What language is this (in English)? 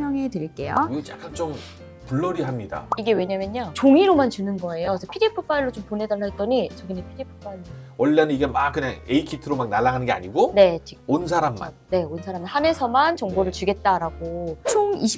Korean